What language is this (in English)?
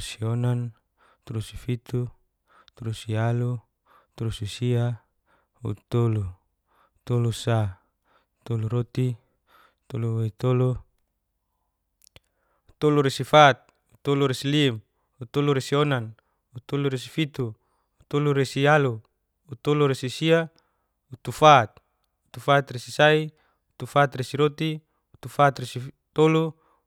Geser-Gorom